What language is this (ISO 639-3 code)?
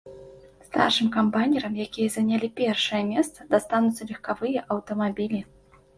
bel